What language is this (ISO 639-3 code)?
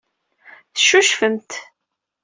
kab